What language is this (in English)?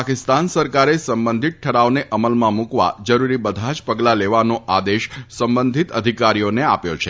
Gujarati